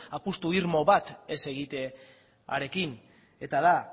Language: Basque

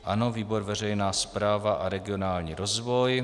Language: Czech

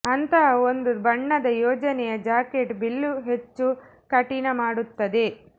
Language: Kannada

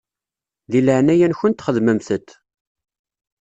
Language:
Kabyle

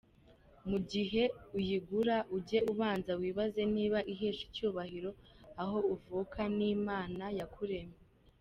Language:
Kinyarwanda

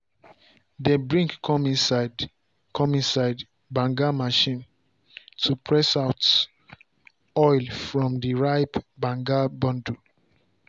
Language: Nigerian Pidgin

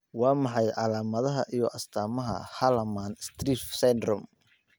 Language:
Somali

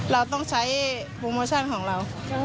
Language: Thai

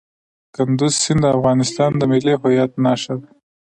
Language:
Pashto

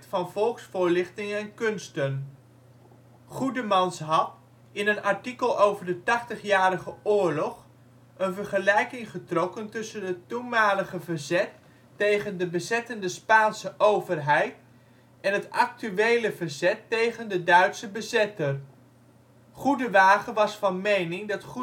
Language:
Dutch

